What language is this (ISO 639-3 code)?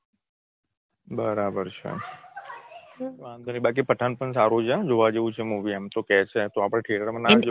guj